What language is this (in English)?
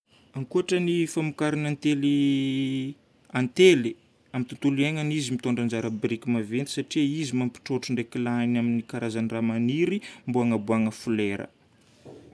Northern Betsimisaraka Malagasy